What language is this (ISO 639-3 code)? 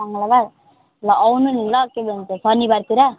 nep